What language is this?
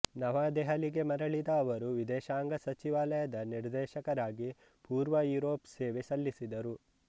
Kannada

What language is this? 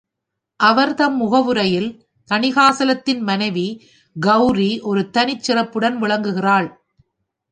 Tamil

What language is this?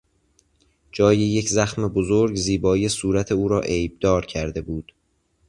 Persian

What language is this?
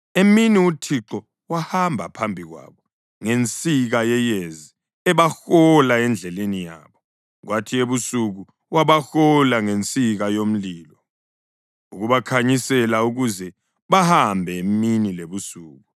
North Ndebele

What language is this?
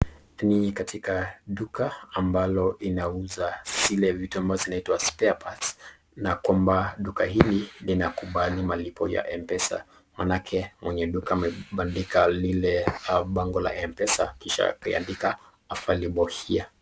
Swahili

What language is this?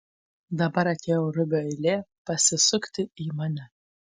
Lithuanian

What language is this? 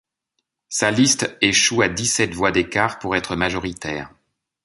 French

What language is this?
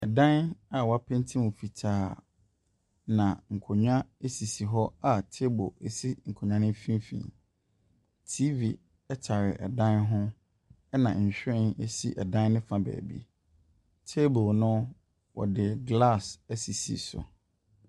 Akan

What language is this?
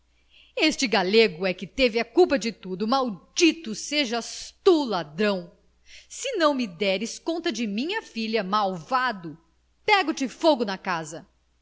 Portuguese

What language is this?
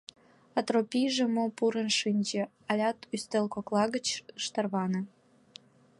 Mari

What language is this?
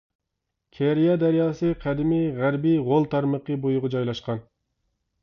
Uyghur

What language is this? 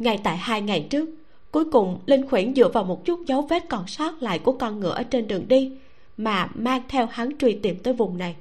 Vietnamese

